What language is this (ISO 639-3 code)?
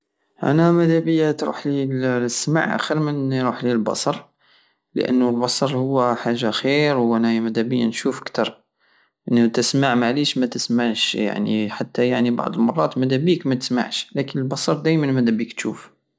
aao